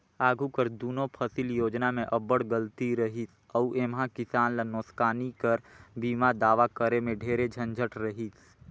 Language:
Chhattisgarhi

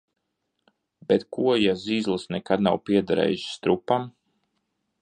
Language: Latvian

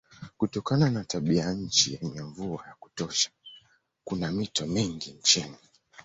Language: Swahili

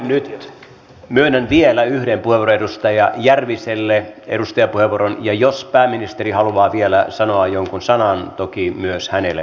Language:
Finnish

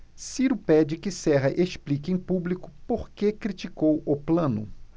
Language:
Portuguese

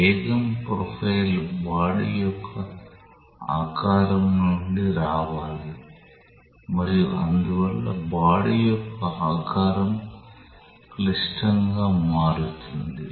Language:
Telugu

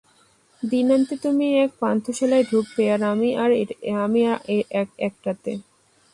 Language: Bangla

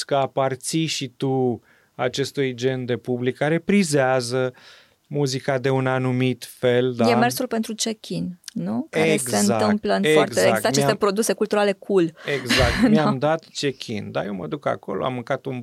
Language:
Romanian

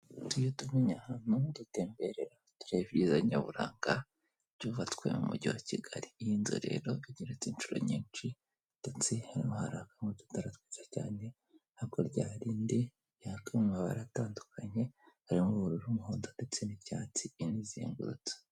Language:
Kinyarwanda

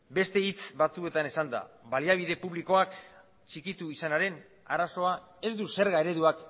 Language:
Basque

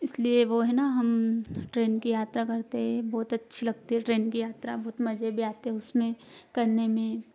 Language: Hindi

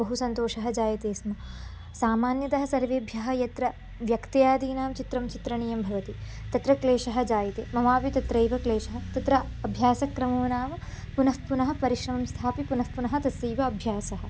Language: Sanskrit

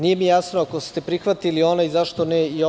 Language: Serbian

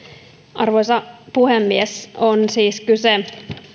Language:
Finnish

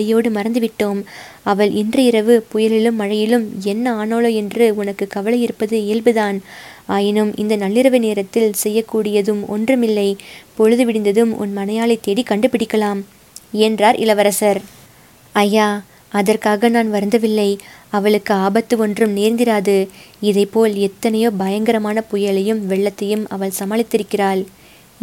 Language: Tamil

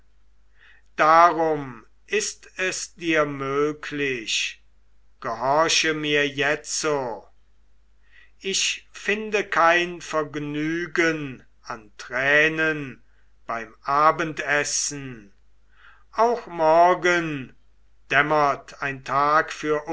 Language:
German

